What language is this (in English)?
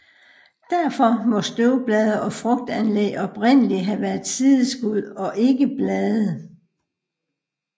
Danish